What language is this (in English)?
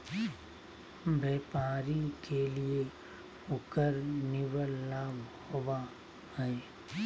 Magahi